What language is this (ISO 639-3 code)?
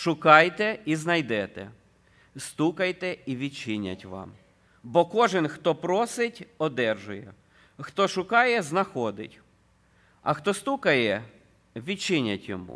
ukr